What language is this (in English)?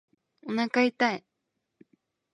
Japanese